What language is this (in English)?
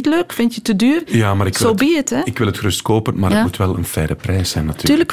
Dutch